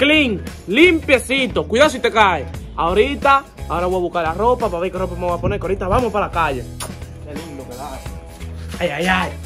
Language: Spanish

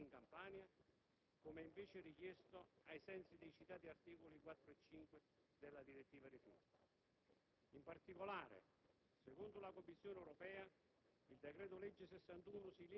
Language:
Italian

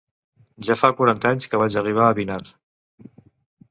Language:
Catalan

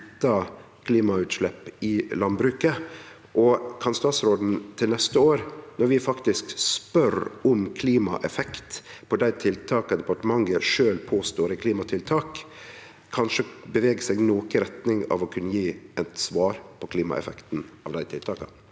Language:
Norwegian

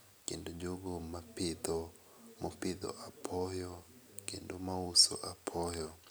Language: Luo (Kenya and Tanzania)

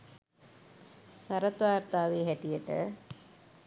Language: Sinhala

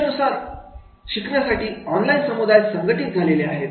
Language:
Marathi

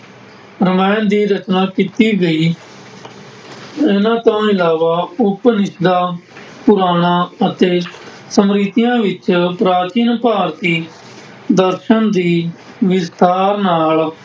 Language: Punjabi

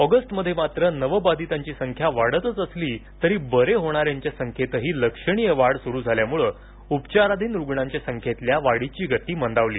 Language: Marathi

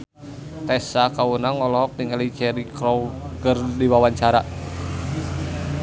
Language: Sundanese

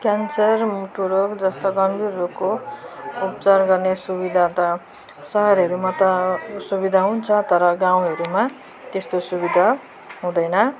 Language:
Nepali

